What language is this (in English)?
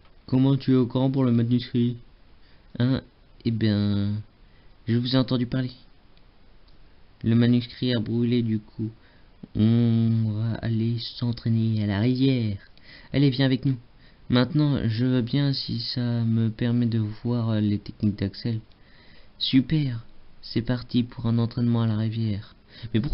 French